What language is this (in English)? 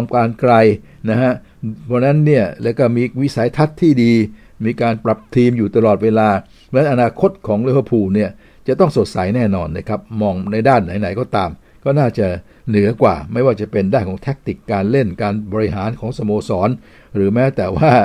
Thai